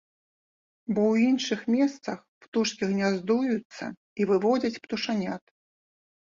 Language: Belarusian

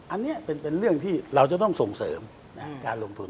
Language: Thai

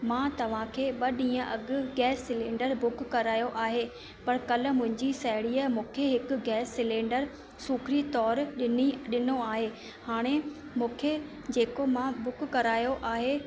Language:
Sindhi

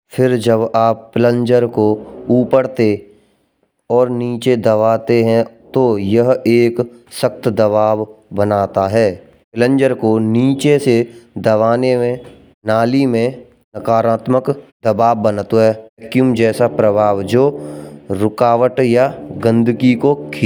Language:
Braj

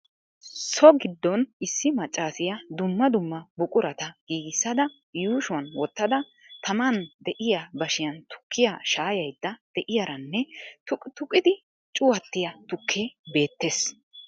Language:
Wolaytta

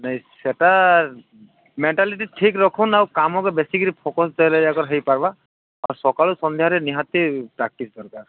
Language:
Odia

